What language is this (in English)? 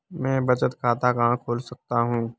Hindi